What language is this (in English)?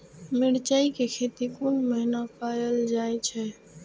Maithili